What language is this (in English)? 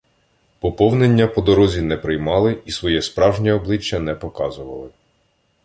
Ukrainian